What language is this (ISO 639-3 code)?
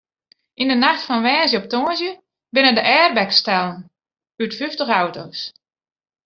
fry